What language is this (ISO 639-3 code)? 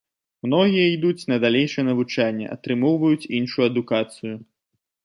bel